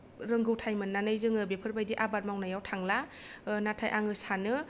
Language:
Bodo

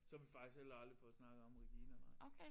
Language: Danish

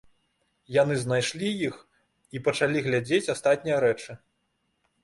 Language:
Belarusian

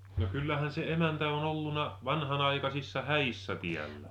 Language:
Finnish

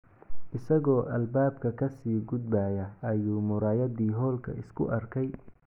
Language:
Somali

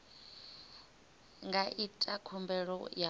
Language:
Venda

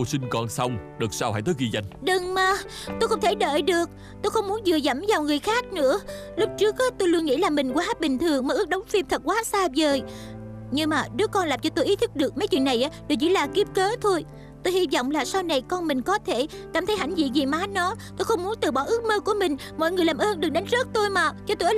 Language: Vietnamese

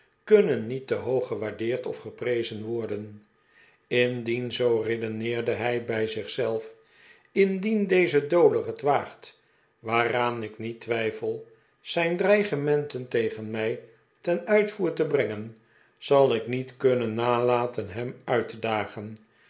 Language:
Dutch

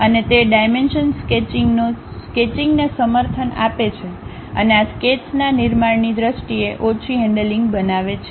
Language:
Gujarati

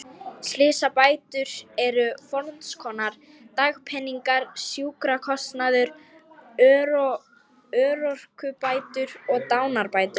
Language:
Icelandic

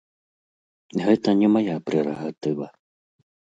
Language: Belarusian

